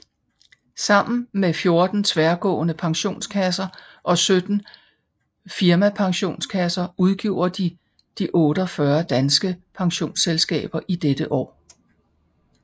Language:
Danish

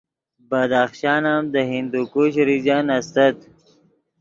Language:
Yidgha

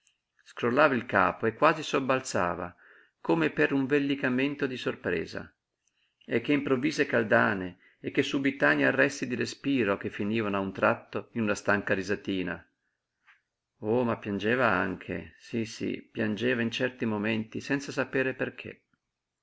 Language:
Italian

